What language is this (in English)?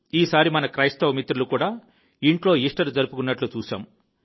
Telugu